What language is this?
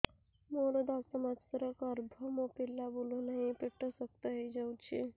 Odia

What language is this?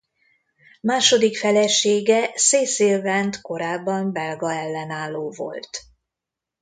Hungarian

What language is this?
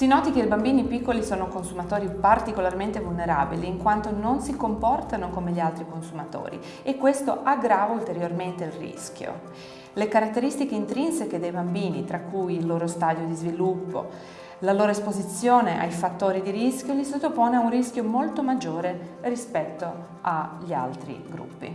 Italian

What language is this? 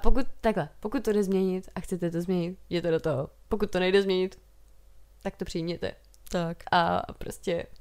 Czech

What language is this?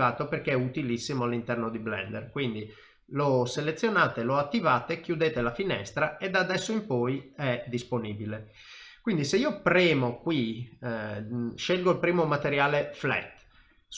Italian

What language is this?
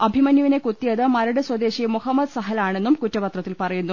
Malayalam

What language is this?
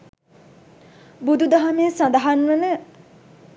Sinhala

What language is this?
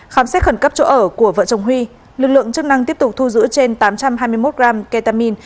Vietnamese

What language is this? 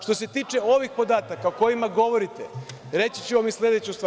Serbian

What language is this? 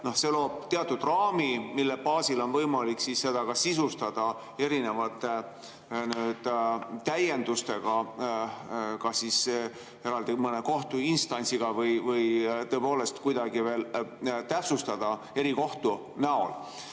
Estonian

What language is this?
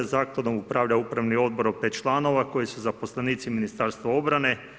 Croatian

